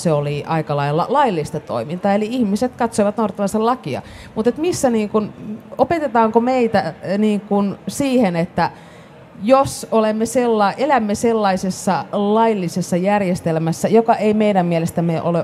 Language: Finnish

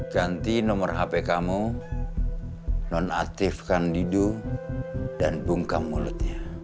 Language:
Indonesian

